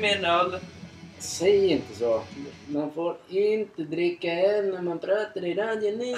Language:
Swedish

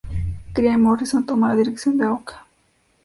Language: Spanish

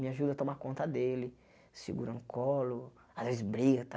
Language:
Portuguese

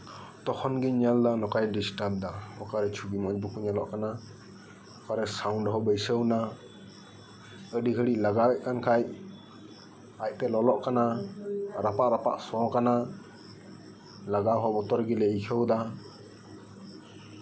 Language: Santali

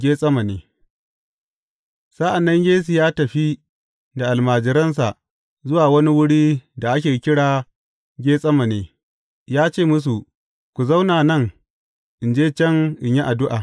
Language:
Hausa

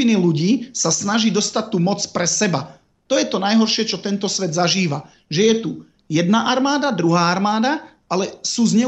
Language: Slovak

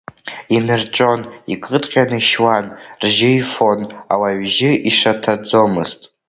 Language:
Abkhazian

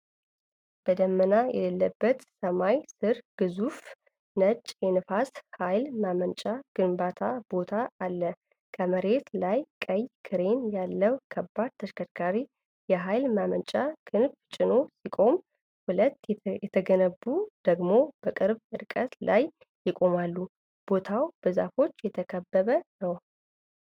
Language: Amharic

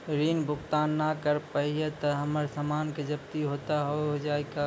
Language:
Maithili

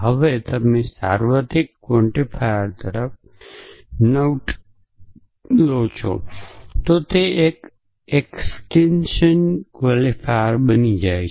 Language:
Gujarati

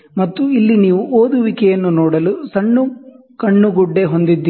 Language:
Kannada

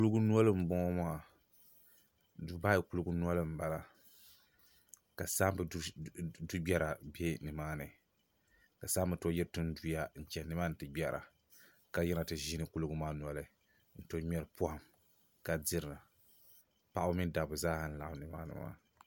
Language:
Dagbani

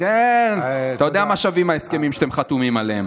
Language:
Hebrew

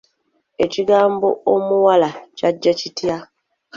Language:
Ganda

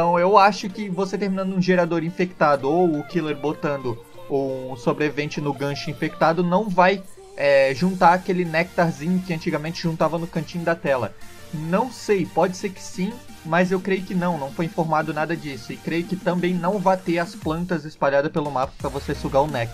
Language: Portuguese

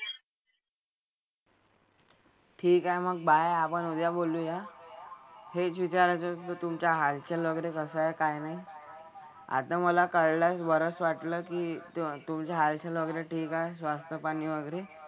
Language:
Marathi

